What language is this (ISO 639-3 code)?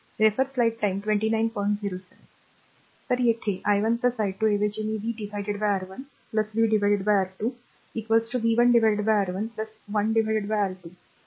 mar